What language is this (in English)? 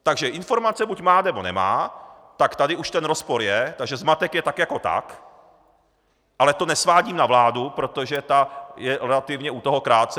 Czech